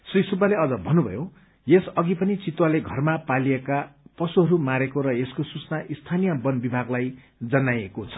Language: Nepali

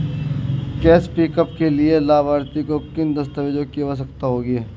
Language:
Hindi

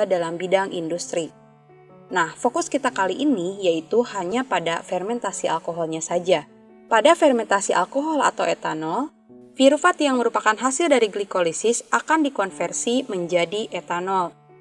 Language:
Indonesian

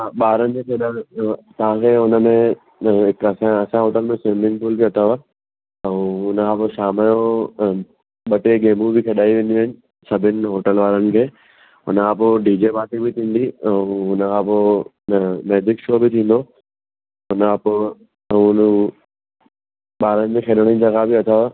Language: Sindhi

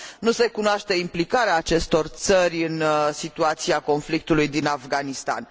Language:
Romanian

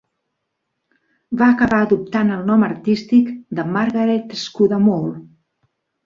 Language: Catalan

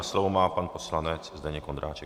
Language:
Czech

